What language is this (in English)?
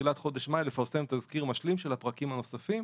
Hebrew